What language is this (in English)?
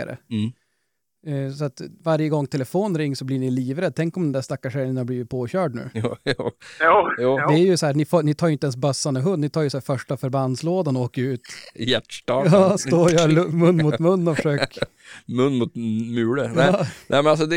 Swedish